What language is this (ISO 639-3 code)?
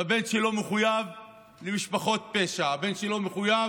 heb